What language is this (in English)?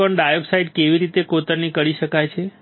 Gujarati